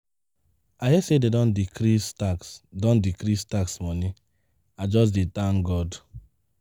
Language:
Nigerian Pidgin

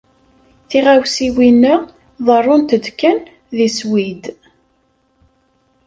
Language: Kabyle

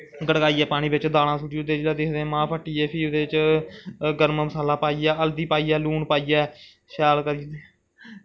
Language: Dogri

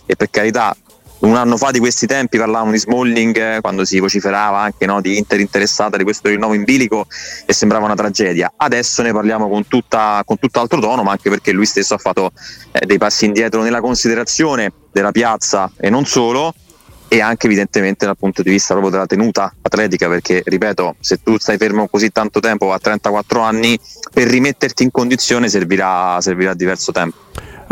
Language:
Italian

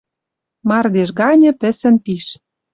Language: Western Mari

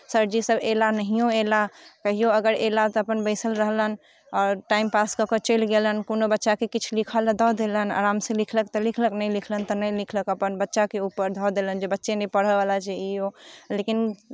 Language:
Maithili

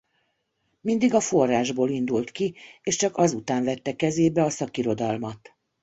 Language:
Hungarian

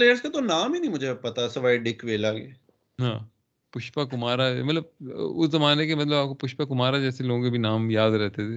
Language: Urdu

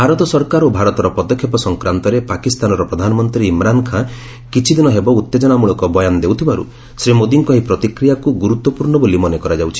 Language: Odia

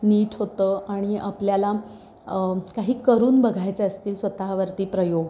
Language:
Marathi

